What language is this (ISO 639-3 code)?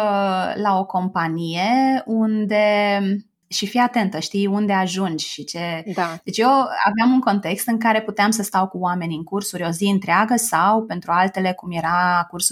ron